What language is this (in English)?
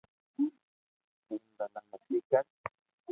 Loarki